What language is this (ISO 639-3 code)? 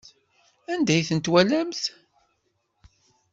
kab